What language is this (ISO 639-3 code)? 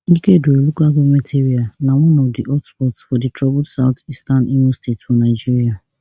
pcm